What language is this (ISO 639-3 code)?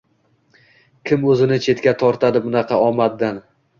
uzb